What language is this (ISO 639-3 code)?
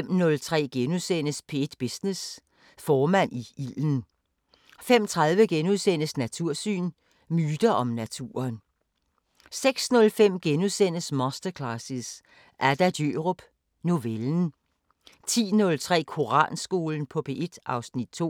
dan